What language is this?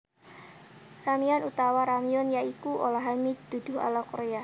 Javanese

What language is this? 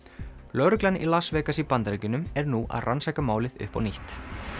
Icelandic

